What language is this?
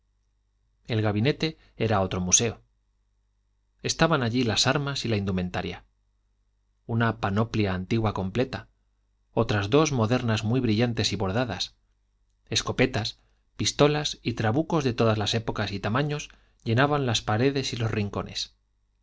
Spanish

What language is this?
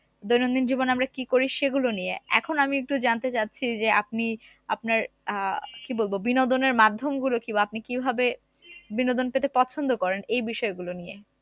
Bangla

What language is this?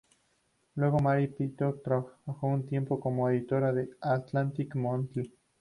Spanish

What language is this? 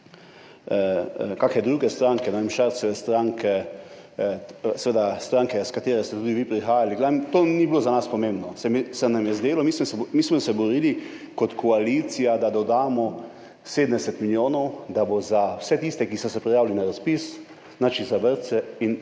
Slovenian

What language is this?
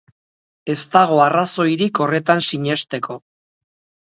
Basque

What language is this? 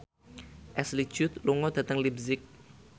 Javanese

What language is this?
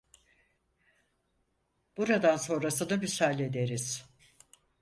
Turkish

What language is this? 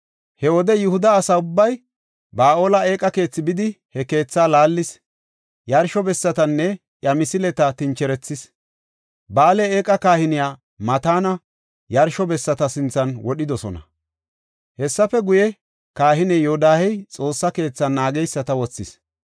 Gofa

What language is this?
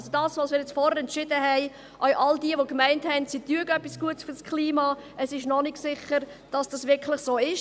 Swiss German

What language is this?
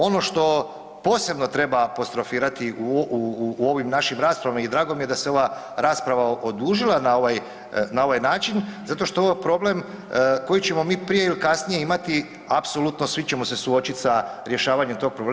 Croatian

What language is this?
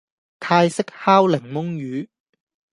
Cantonese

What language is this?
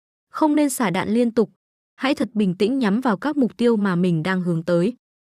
Vietnamese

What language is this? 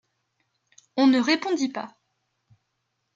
French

